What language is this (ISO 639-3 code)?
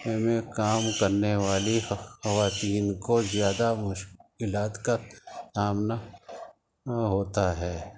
urd